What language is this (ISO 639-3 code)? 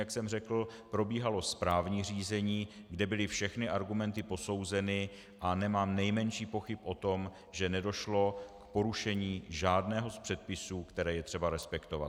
ces